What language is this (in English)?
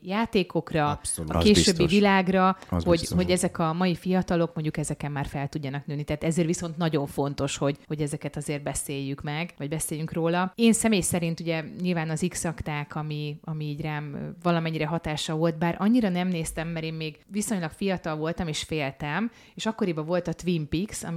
Hungarian